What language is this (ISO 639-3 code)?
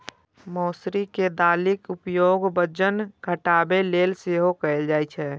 mai